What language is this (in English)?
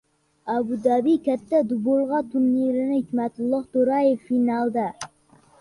Uzbek